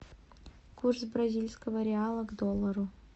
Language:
Russian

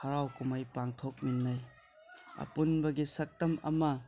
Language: Manipuri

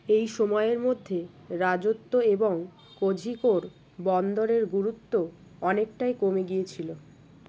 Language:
Bangla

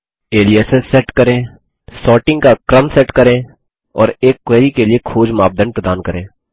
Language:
Hindi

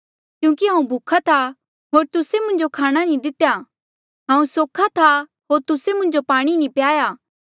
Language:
Mandeali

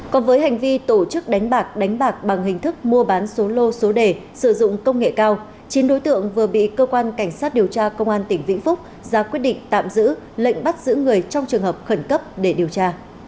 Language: Vietnamese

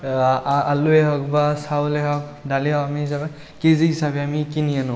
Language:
Assamese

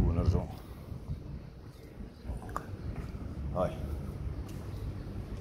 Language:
Arabic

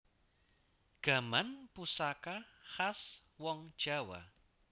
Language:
Javanese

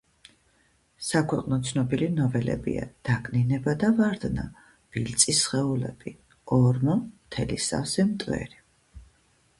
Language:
Georgian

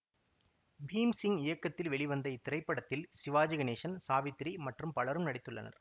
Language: Tamil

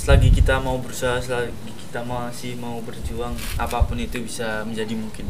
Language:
Indonesian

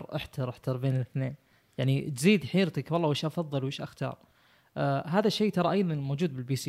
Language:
Arabic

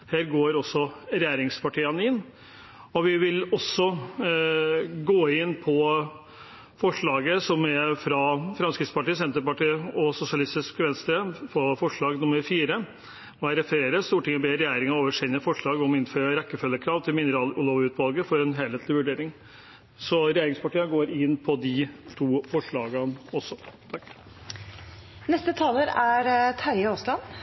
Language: Norwegian Bokmål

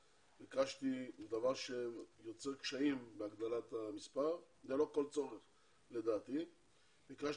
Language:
Hebrew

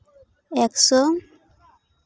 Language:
Santali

